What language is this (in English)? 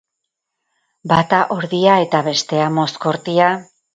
Basque